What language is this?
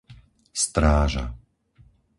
Slovak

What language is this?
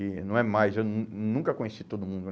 Portuguese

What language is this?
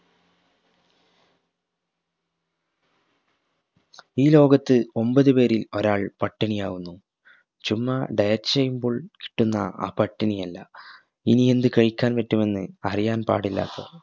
Malayalam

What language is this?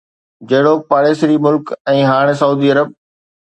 Sindhi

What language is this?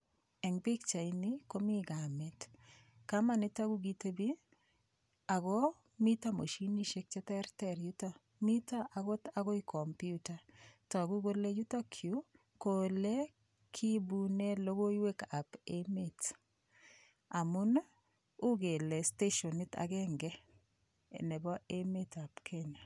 Kalenjin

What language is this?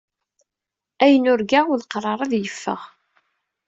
Kabyle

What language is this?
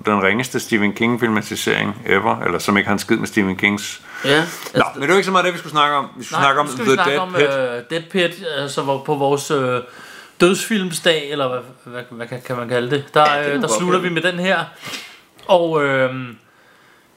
Danish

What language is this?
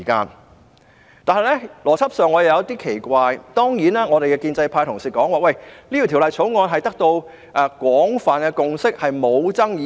Cantonese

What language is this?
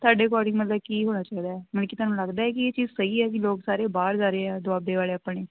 Punjabi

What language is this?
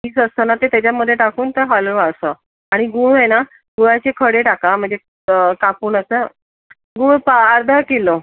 Marathi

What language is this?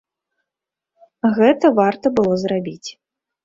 Belarusian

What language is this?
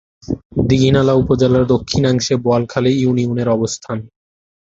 Bangla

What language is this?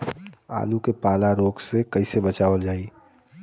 Bhojpuri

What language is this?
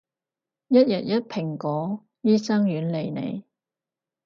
Cantonese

